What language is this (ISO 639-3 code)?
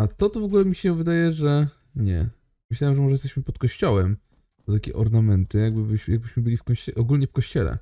pol